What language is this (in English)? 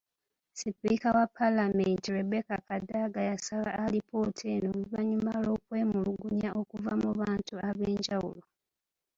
Ganda